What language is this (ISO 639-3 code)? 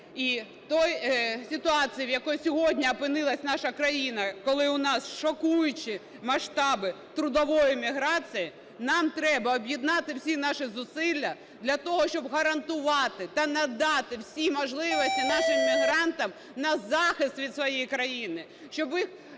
ukr